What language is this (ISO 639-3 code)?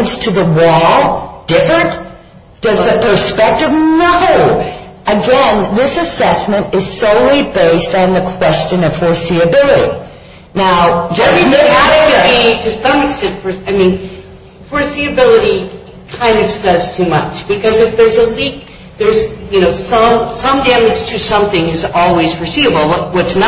eng